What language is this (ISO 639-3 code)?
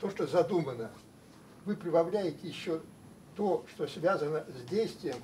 rus